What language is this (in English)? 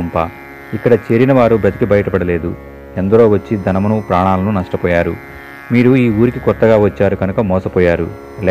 Telugu